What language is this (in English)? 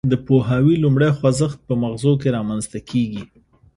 Pashto